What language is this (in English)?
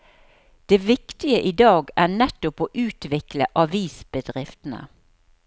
Norwegian